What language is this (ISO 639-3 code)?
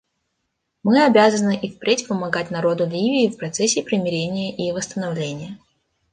rus